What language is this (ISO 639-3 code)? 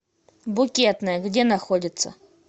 rus